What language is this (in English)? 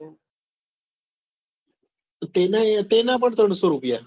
Gujarati